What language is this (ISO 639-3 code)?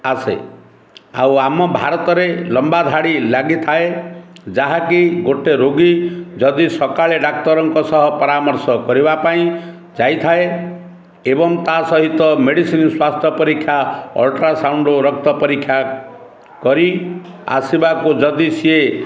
ori